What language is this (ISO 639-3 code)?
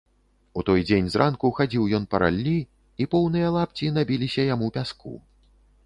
bel